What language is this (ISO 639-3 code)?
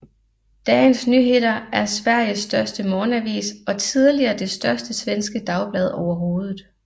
dan